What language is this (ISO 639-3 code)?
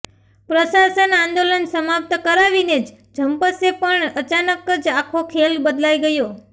guj